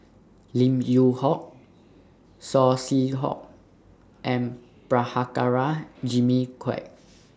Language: English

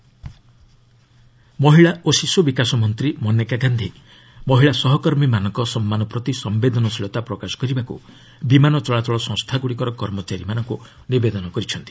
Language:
Odia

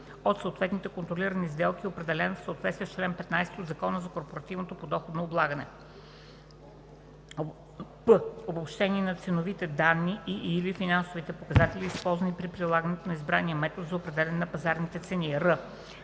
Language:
Bulgarian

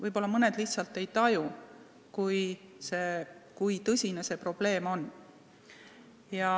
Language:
Estonian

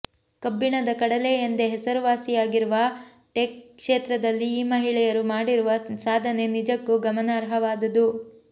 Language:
Kannada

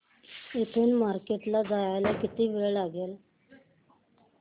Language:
Marathi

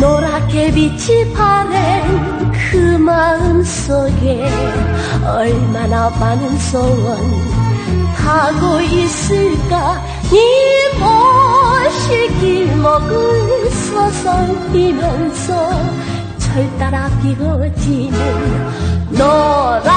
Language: Korean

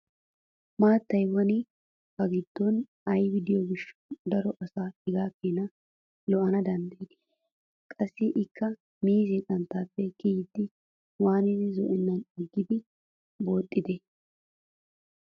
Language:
Wolaytta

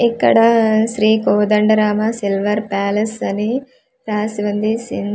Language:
Telugu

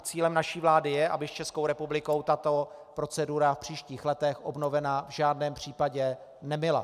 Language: Czech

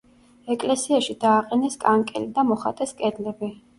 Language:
Georgian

